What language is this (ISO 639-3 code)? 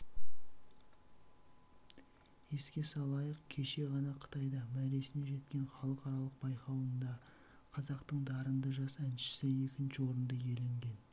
kaz